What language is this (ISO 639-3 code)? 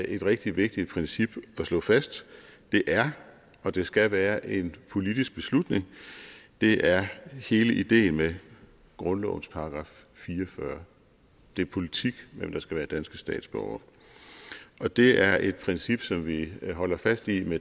dan